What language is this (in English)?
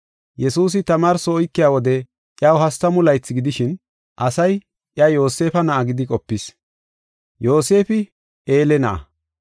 Gofa